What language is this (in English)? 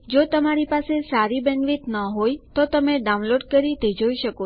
Gujarati